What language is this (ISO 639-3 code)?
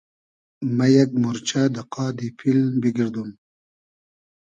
haz